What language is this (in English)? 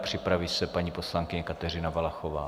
Czech